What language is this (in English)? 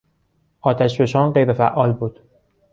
Persian